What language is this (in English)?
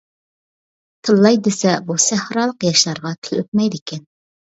Uyghur